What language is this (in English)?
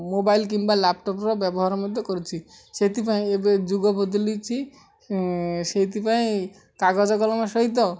Odia